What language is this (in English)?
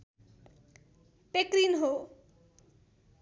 Nepali